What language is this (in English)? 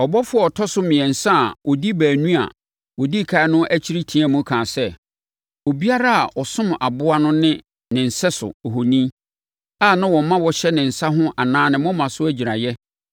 Akan